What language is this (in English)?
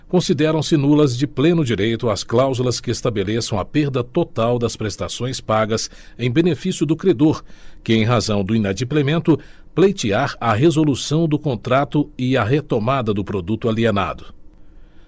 Portuguese